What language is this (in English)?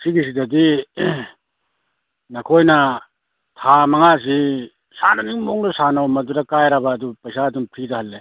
Manipuri